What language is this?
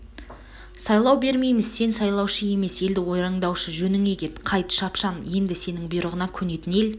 Kazakh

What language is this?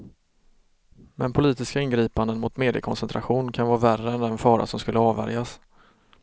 Swedish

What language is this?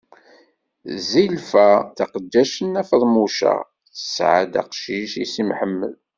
Kabyle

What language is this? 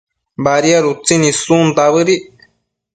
Matsés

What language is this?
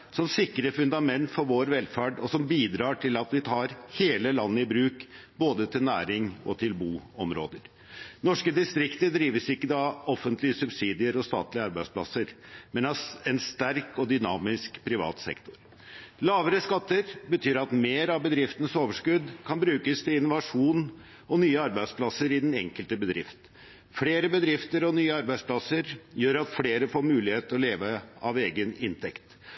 Norwegian Bokmål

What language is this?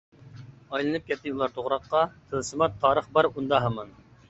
Uyghur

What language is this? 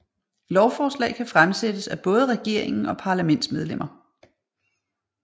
Danish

